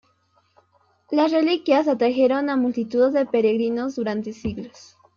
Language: Spanish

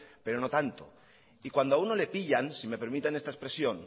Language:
Spanish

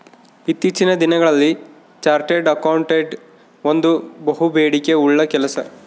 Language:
Kannada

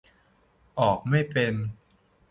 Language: Thai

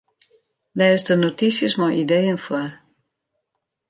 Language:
Western Frisian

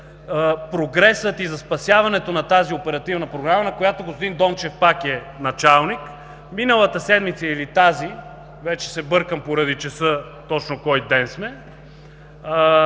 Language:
Bulgarian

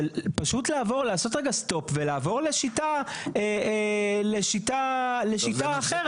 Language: Hebrew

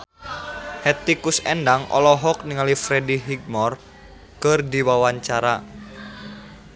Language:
Sundanese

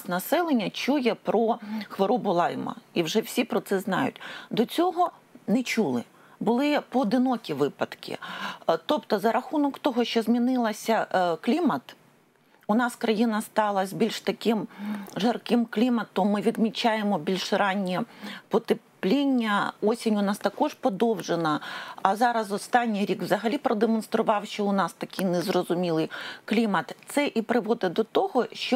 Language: Ukrainian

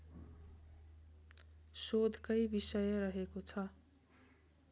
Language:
Nepali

